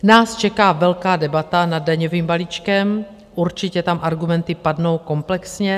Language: Czech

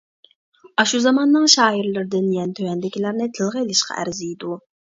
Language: Uyghur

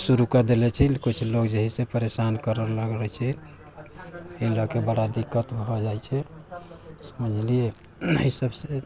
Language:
Maithili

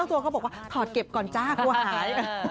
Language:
Thai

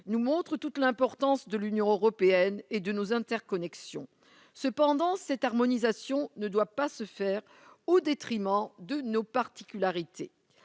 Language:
French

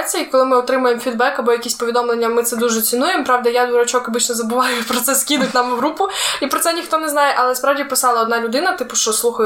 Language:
Ukrainian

